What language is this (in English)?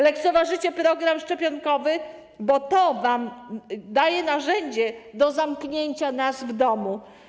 Polish